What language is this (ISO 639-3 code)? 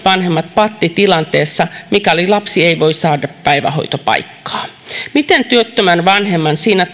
fin